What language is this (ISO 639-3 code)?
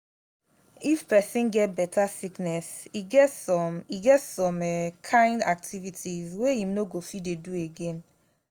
pcm